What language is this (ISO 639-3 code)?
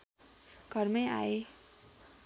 nep